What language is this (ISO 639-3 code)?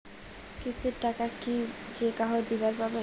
ben